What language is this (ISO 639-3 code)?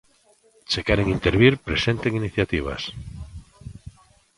glg